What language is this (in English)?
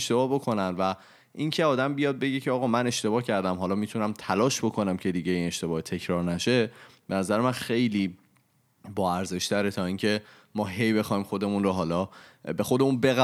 Persian